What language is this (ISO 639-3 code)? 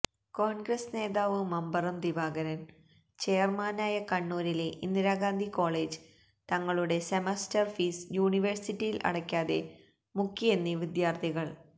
mal